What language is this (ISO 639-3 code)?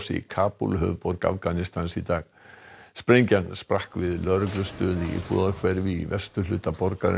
isl